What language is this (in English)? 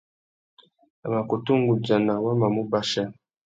Tuki